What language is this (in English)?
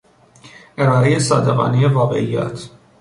Persian